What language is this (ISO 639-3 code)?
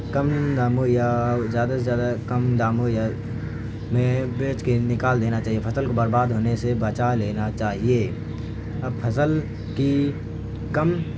urd